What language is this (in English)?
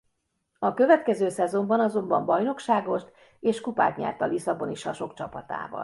Hungarian